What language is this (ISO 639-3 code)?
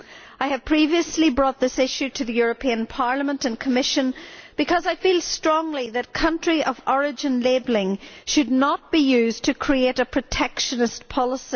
eng